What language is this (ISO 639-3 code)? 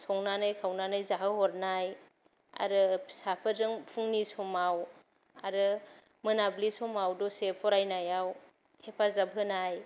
brx